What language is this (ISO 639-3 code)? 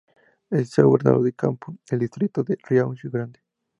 spa